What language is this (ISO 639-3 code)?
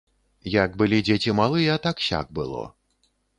bel